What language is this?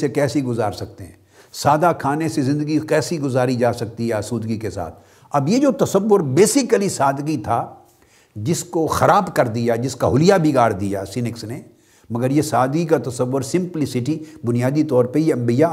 Urdu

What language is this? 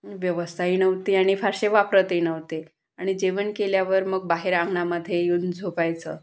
Marathi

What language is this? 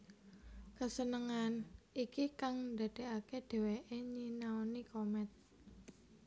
Javanese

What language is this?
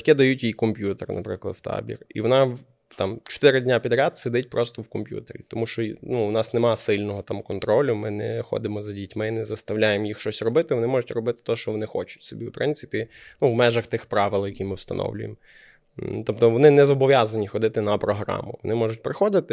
Ukrainian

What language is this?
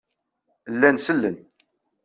Kabyle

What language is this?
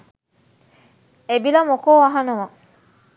Sinhala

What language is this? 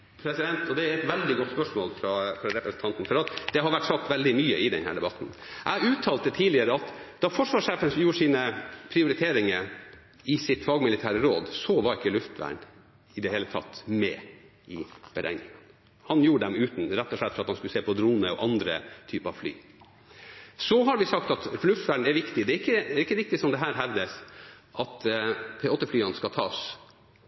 Norwegian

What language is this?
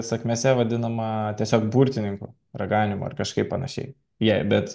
Lithuanian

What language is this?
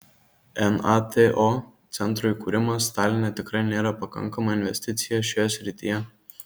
Lithuanian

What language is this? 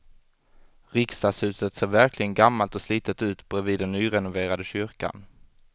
Swedish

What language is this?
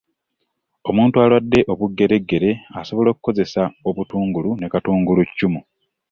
Ganda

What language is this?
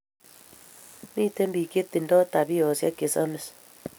Kalenjin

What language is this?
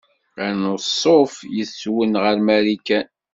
Kabyle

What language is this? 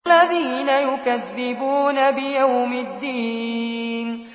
Arabic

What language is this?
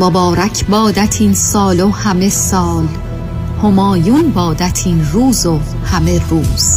Persian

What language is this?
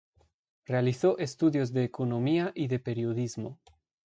Spanish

